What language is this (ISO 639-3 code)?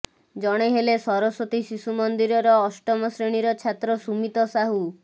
ori